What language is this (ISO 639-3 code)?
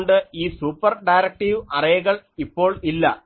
mal